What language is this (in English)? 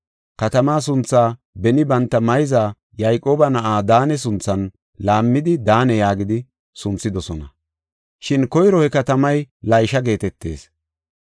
Gofa